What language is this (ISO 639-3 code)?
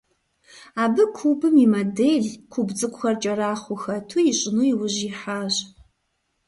kbd